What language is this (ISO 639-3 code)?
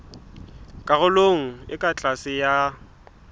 sot